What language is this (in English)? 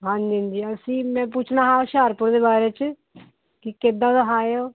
Punjabi